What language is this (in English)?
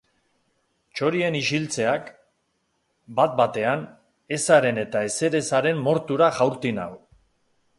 Basque